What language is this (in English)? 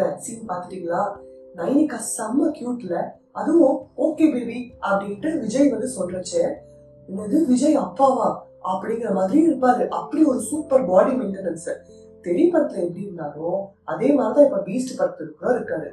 Tamil